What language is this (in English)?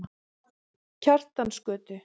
Icelandic